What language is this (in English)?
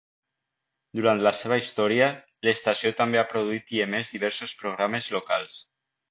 Catalan